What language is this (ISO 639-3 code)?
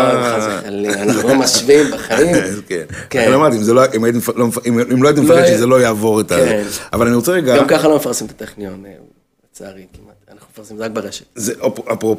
heb